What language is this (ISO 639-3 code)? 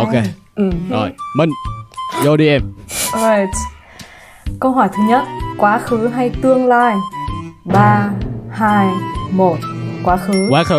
vie